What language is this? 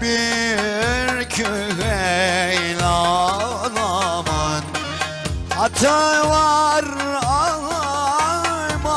Arabic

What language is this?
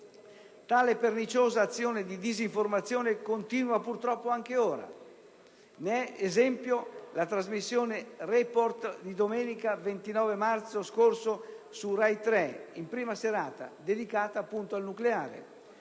Italian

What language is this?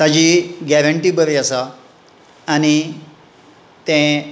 Konkani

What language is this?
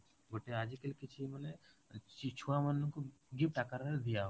Odia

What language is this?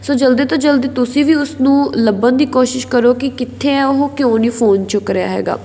Punjabi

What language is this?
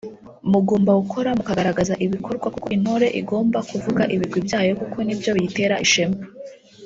Kinyarwanda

